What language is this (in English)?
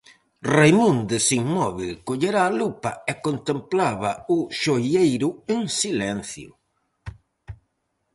Galician